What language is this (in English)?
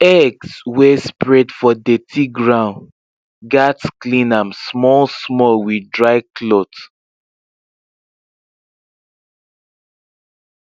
Nigerian Pidgin